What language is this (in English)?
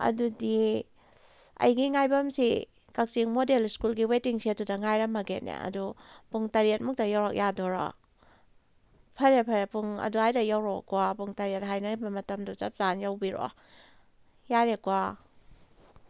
Manipuri